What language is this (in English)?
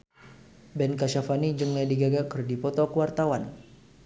Sundanese